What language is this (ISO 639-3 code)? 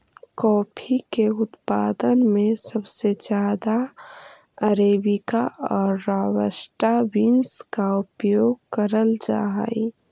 mag